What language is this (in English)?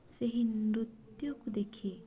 Odia